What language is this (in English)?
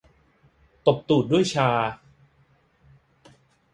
Thai